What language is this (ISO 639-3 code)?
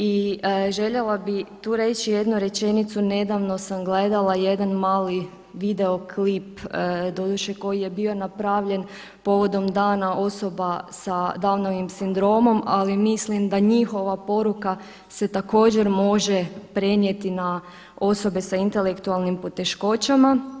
hrv